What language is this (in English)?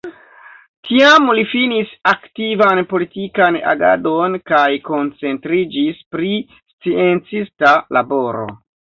Esperanto